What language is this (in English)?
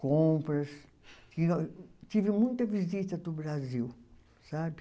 Portuguese